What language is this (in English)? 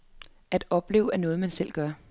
Danish